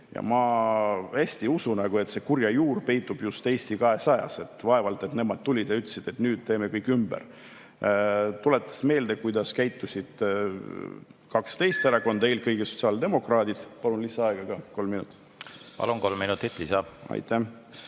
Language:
Estonian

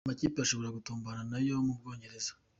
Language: Kinyarwanda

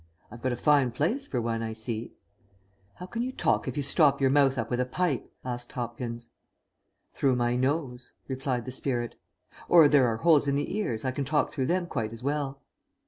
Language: English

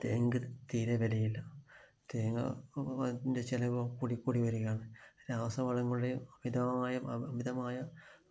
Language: Malayalam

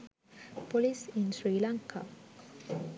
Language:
Sinhala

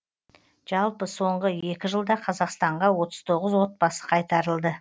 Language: Kazakh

